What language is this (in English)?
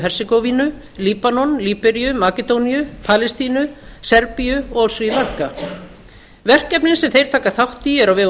Icelandic